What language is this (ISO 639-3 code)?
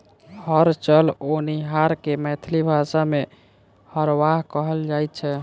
mai